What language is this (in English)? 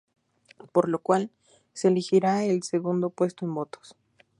Spanish